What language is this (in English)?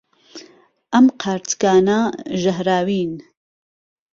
Central Kurdish